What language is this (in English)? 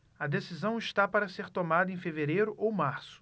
Portuguese